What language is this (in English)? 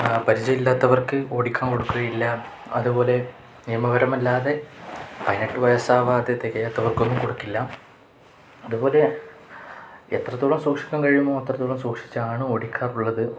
Malayalam